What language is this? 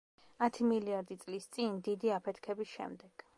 Georgian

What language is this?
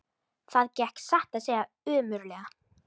Icelandic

